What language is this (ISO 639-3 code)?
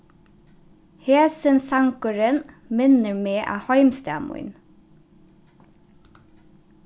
fao